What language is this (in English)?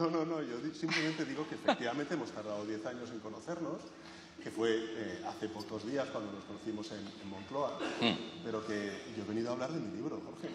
Spanish